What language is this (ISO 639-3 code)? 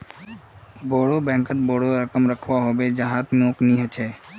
mag